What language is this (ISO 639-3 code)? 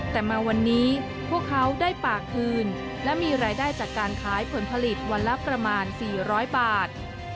tha